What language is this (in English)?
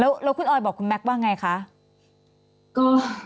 Thai